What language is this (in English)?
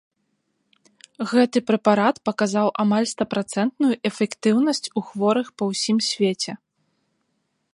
Belarusian